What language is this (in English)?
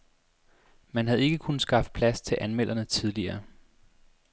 Danish